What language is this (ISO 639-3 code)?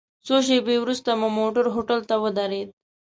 pus